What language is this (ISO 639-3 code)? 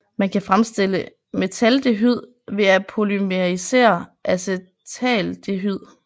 dan